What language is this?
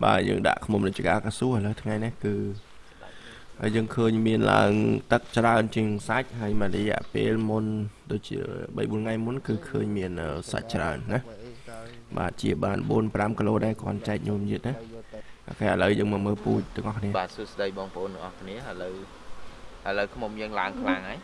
Vietnamese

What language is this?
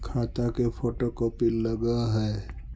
Magahi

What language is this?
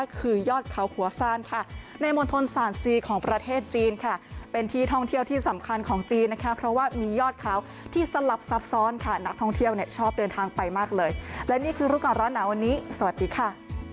Thai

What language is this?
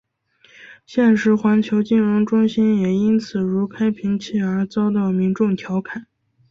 Chinese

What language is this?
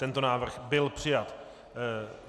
Czech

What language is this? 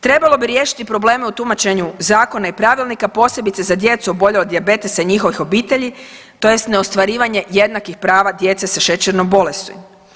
Croatian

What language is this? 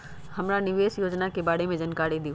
Magahi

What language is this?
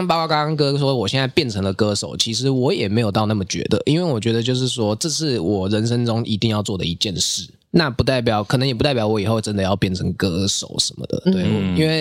Chinese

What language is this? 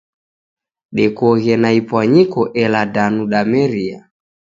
Taita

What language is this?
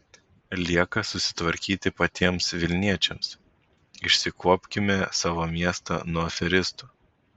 Lithuanian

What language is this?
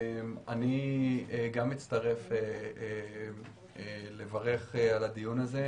Hebrew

